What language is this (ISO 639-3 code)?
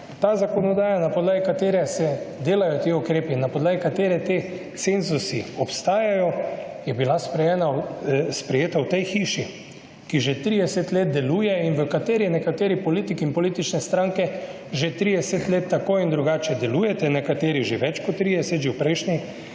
slv